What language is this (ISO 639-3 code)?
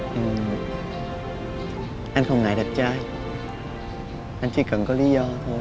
vie